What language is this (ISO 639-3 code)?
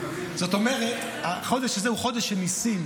heb